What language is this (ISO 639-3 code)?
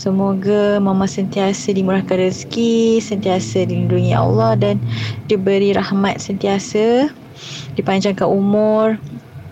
msa